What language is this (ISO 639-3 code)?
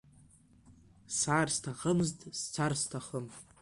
abk